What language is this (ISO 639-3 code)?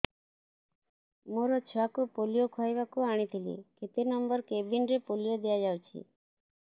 ori